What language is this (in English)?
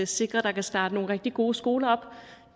Danish